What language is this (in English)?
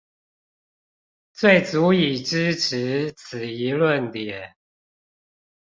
Chinese